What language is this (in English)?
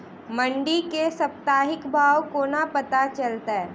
Maithili